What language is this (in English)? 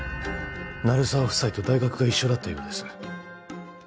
Japanese